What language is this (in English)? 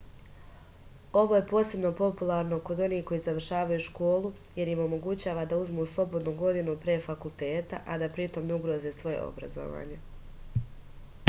Serbian